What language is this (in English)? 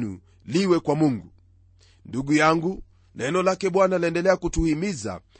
Swahili